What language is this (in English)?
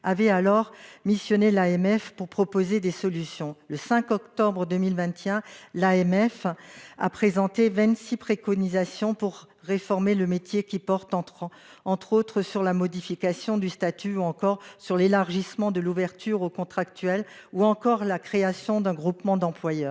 French